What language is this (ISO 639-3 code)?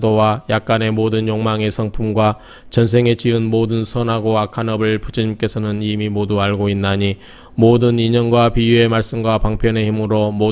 kor